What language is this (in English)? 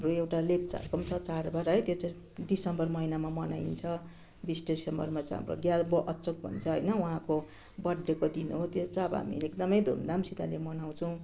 Nepali